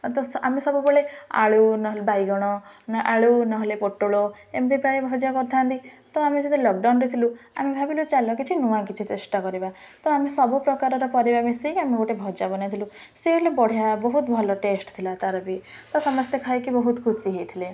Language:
Odia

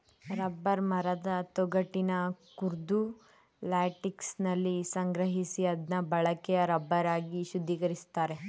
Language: Kannada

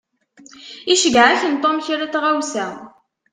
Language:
Kabyle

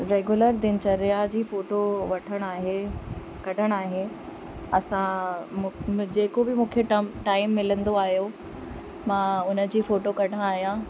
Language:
Sindhi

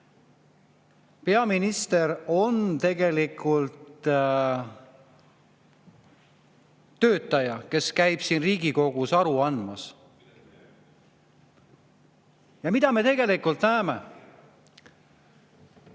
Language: Estonian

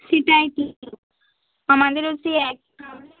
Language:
Bangla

